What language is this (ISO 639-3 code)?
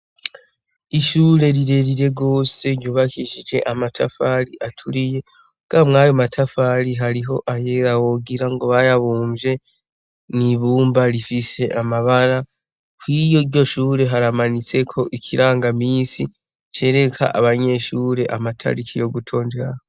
run